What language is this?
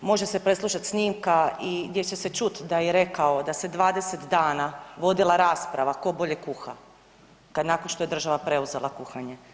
Croatian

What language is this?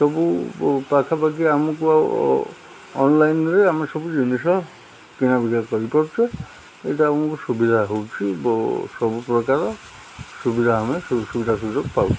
Odia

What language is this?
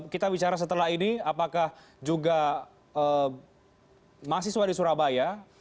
Indonesian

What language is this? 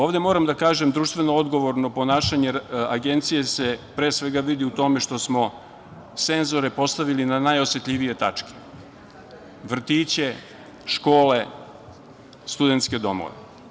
Serbian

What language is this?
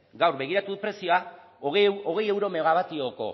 Basque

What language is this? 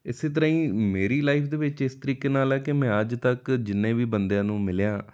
Punjabi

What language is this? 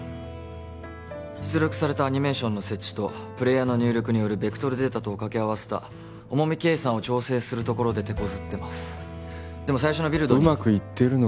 Japanese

